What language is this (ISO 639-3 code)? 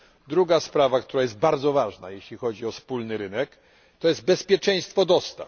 pol